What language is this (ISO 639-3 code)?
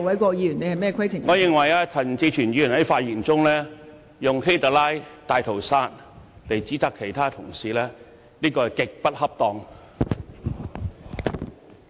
yue